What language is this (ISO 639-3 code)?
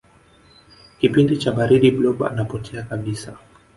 swa